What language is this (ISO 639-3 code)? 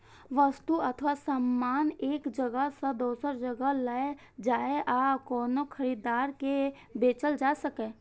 mai